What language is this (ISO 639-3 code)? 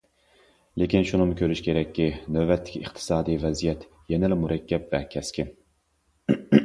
uig